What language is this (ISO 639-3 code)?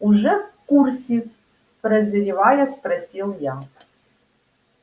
rus